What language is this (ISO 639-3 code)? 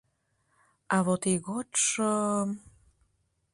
chm